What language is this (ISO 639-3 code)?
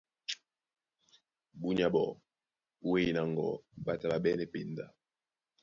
dua